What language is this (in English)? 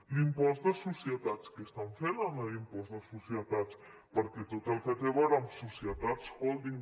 Catalan